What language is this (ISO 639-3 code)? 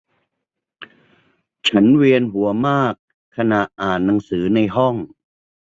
tha